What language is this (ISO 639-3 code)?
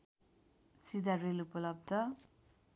nep